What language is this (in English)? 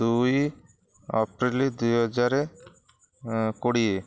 Odia